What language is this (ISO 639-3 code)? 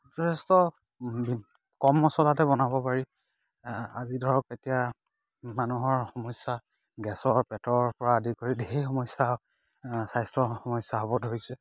asm